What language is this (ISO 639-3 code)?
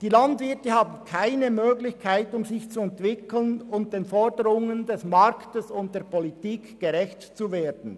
gsw